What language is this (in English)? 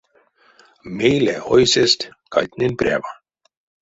Erzya